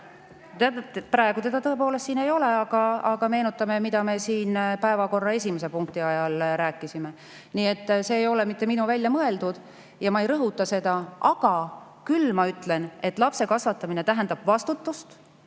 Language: Estonian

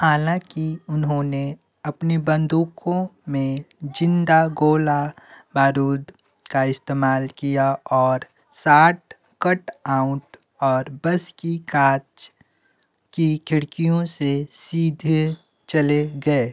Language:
Hindi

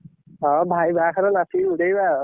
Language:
Odia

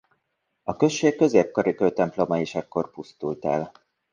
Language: Hungarian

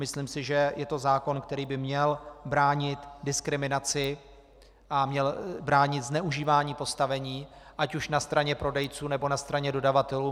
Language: Czech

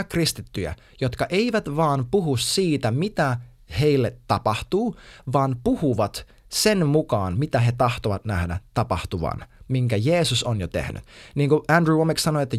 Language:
Finnish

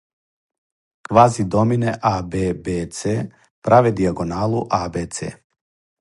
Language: Serbian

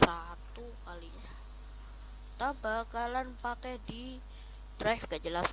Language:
Indonesian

